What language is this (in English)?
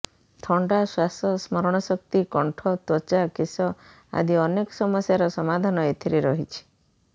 Odia